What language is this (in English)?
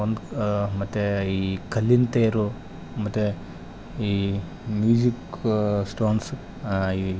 Kannada